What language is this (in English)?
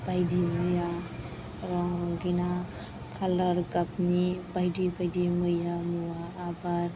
Bodo